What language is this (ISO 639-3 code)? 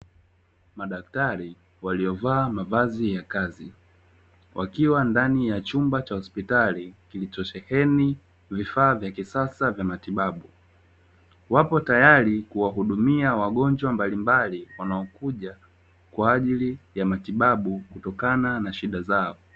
swa